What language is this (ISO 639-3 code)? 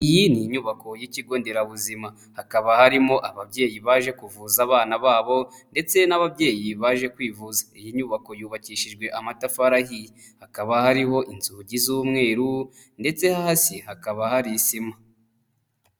kin